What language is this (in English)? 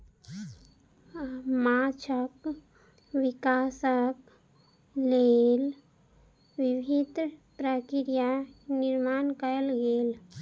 Maithili